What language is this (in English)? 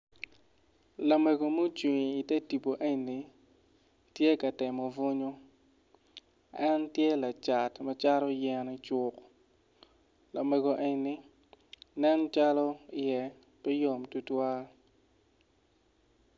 Acoli